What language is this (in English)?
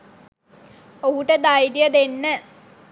Sinhala